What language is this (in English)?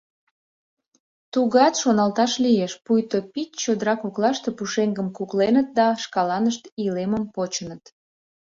Mari